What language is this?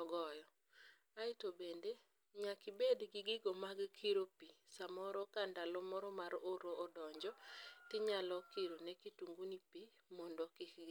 Luo (Kenya and Tanzania)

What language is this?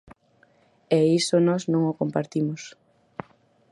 Galician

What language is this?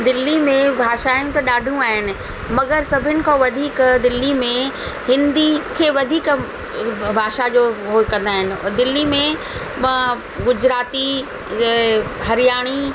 Sindhi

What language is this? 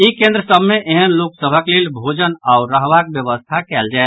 Maithili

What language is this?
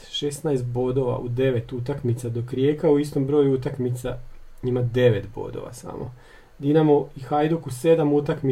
Croatian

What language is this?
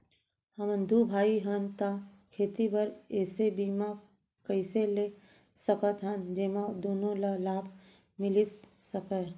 Chhattisgarhi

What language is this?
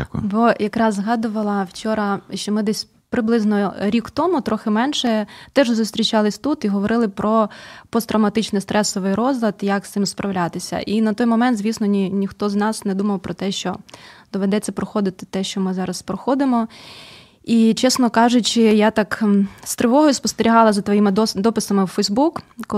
Ukrainian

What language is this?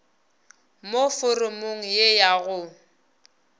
Northern Sotho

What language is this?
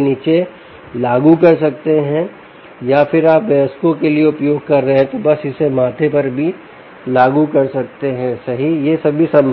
Hindi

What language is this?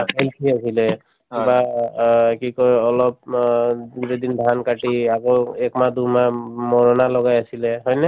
Assamese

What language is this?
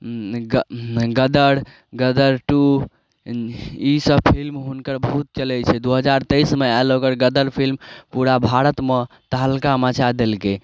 Maithili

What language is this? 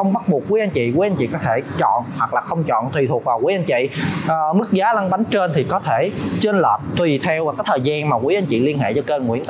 Vietnamese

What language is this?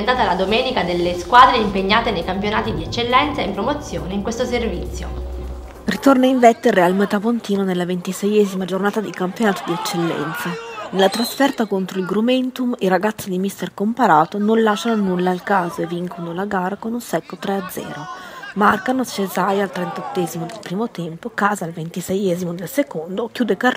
Italian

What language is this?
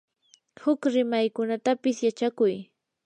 Yanahuanca Pasco Quechua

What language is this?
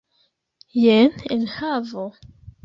Esperanto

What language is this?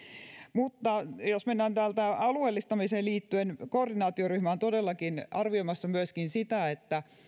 Finnish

